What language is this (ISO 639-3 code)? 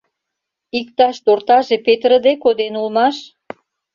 chm